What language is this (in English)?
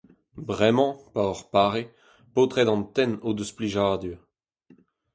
Breton